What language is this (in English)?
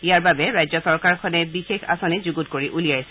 Assamese